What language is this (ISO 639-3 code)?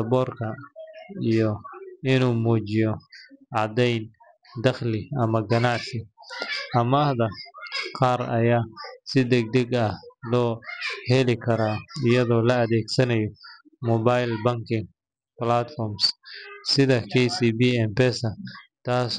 som